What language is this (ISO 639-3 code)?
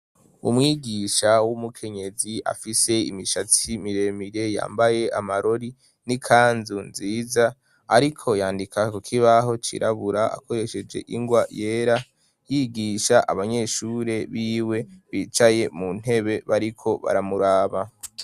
run